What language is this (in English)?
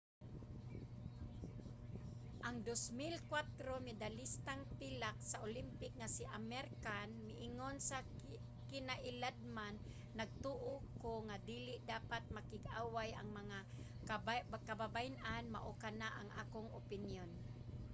Cebuano